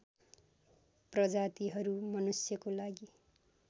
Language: Nepali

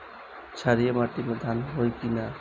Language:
Bhojpuri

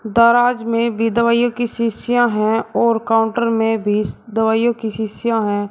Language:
Hindi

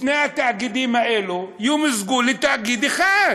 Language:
Hebrew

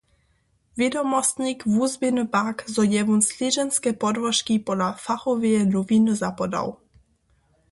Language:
Upper Sorbian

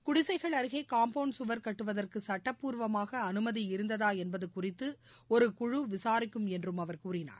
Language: Tamil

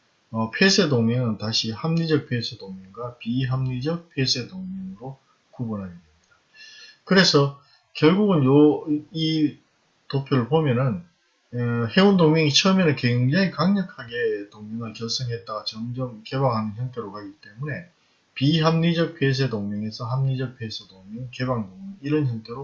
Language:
Korean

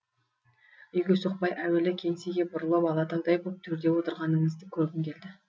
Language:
Kazakh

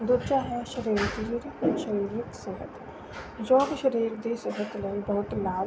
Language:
Punjabi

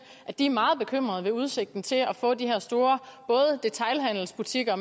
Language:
Danish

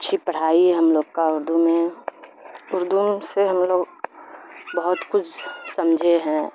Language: Urdu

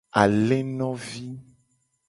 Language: Gen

